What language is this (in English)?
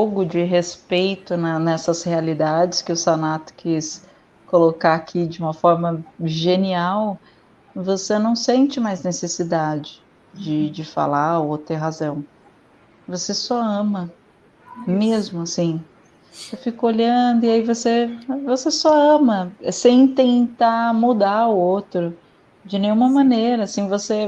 Portuguese